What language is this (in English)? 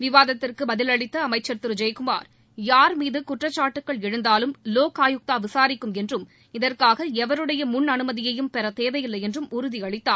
Tamil